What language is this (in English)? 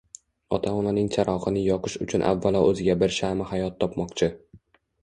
Uzbek